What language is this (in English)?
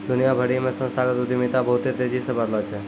Maithili